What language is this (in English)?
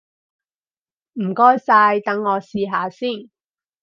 Cantonese